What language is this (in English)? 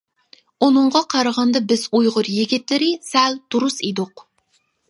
Uyghur